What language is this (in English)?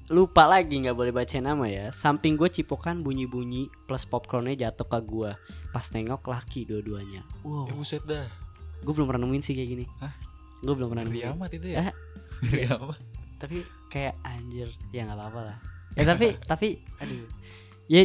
Indonesian